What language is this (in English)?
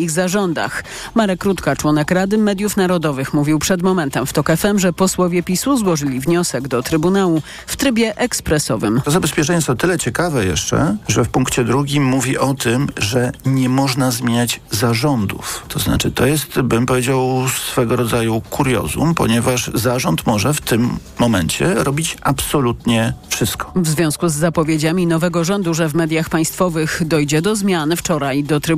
Polish